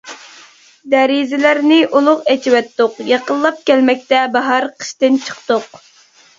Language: Uyghur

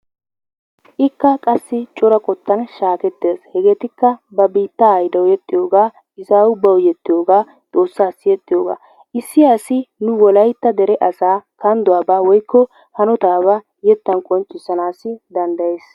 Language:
Wolaytta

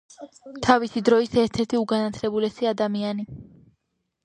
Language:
Georgian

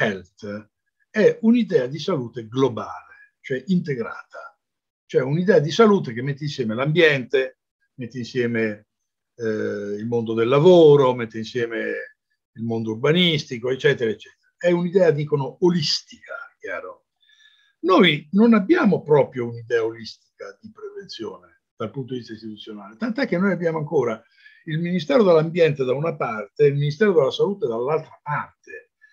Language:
Italian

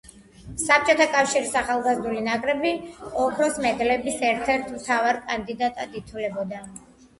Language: Georgian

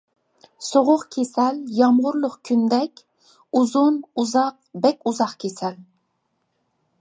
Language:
Uyghur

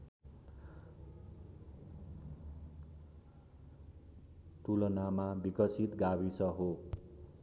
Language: Nepali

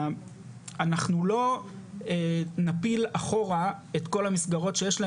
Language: Hebrew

